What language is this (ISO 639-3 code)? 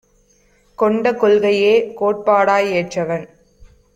tam